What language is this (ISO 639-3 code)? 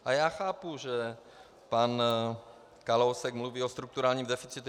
ces